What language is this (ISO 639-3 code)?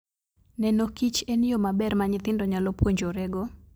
luo